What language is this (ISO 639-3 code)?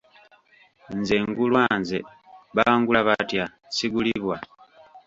lug